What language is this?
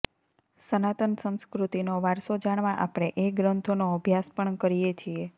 Gujarati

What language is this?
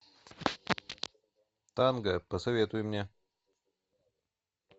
Russian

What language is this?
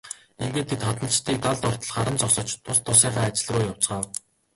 Mongolian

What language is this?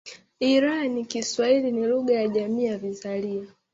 Swahili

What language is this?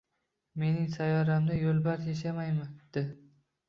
Uzbek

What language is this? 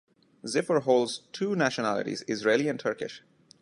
English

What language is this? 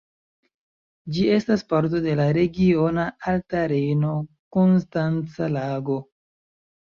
Esperanto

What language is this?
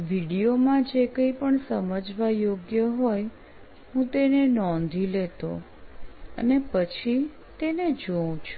Gujarati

